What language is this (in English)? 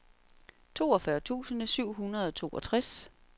Danish